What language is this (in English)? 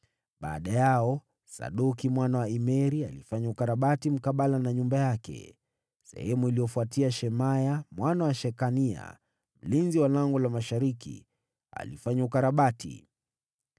Swahili